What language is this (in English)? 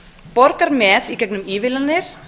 Icelandic